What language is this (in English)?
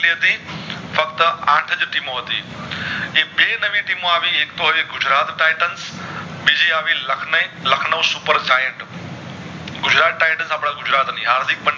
Gujarati